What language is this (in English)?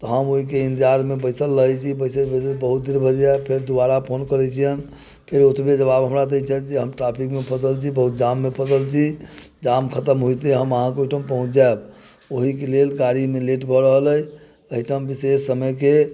Maithili